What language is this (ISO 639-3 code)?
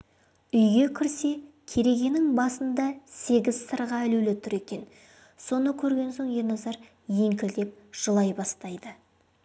kaz